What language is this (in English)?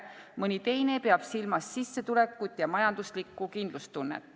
Estonian